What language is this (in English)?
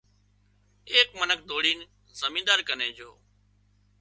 Wadiyara Koli